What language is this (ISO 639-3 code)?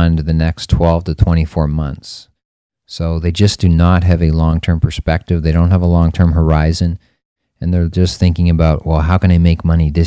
eng